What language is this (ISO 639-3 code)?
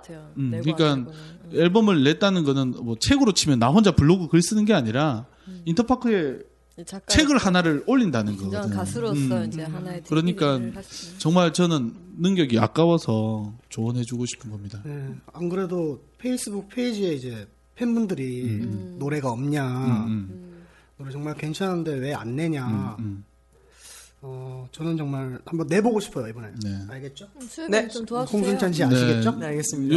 kor